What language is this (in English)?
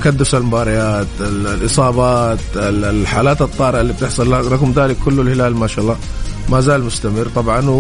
Arabic